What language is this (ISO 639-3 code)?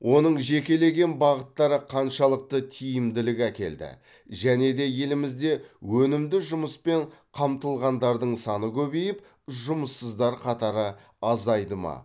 kaz